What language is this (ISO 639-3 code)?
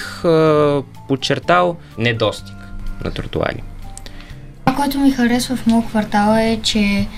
bul